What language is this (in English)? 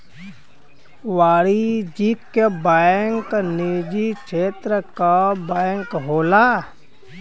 Bhojpuri